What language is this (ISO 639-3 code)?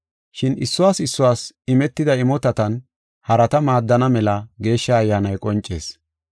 gof